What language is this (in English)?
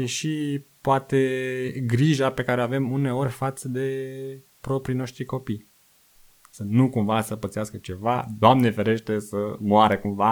Romanian